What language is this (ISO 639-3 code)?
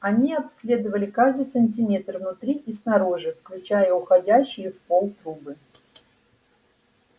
rus